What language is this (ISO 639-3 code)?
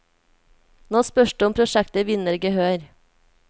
nor